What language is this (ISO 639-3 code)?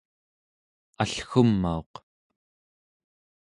esu